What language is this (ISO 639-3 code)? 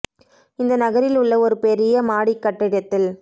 tam